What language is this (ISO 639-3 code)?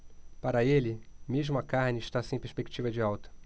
por